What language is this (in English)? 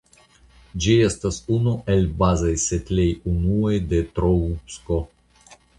Esperanto